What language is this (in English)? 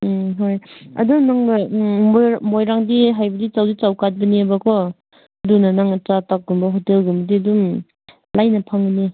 Manipuri